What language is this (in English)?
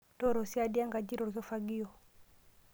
Masai